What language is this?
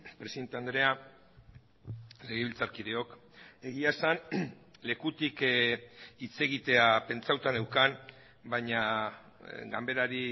Basque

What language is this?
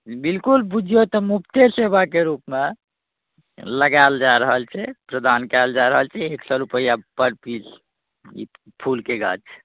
Maithili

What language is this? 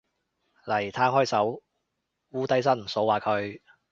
Cantonese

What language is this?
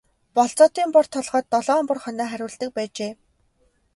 Mongolian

